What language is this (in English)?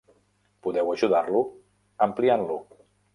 Catalan